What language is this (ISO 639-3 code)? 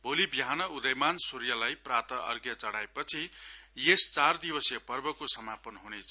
nep